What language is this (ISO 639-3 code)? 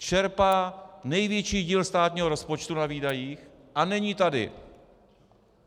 ces